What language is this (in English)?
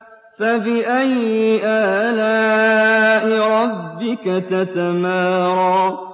Arabic